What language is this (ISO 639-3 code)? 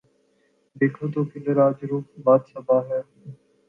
urd